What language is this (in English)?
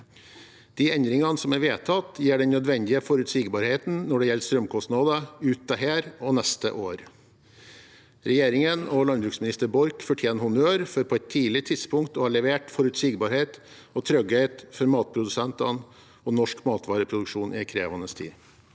Norwegian